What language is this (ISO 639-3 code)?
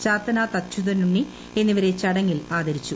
mal